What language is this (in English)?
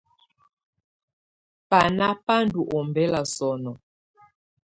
Tunen